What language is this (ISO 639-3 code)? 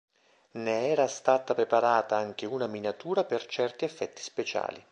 ita